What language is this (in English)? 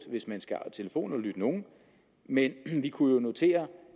Danish